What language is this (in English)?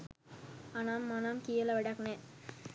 Sinhala